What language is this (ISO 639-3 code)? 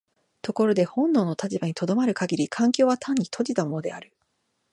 jpn